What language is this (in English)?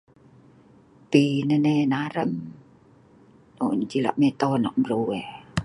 Sa'ban